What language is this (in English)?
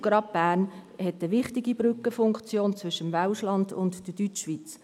Swiss German